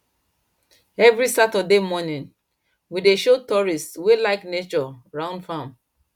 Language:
Nigerian Pidgin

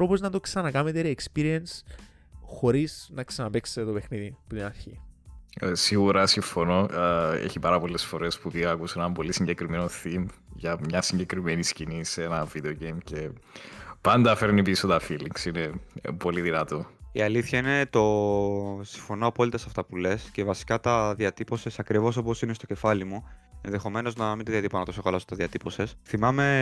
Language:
Greek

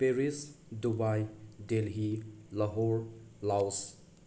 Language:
Manipuri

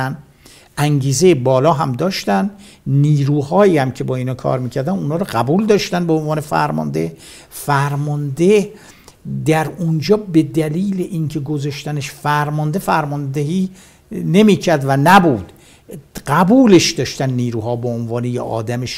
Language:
Persian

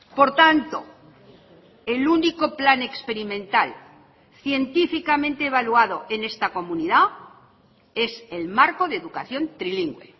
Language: Spanish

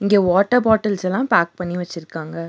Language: Tamil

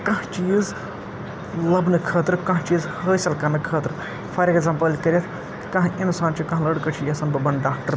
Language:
Kashmiri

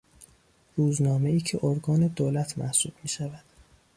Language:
Persian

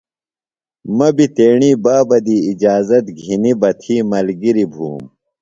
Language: Phalura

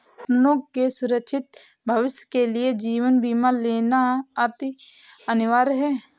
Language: Hindi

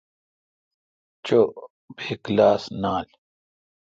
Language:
Kalkoti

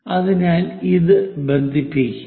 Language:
Malayalam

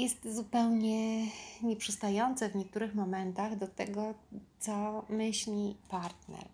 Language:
Polish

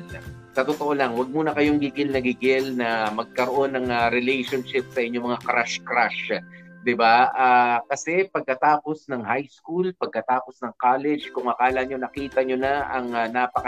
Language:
Filipino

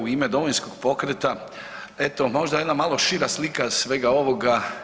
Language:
Croatian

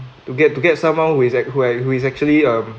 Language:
English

